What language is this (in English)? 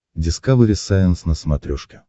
Russian